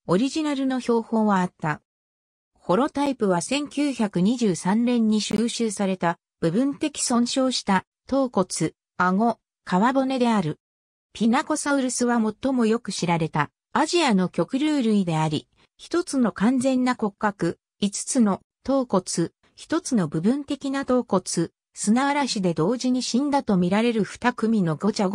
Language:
Japanese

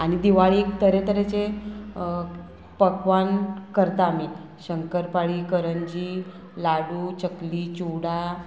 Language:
Konkani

